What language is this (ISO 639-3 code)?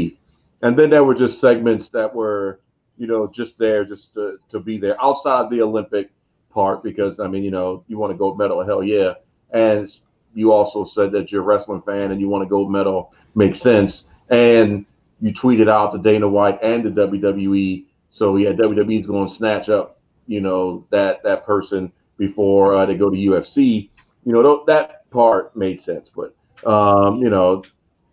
eng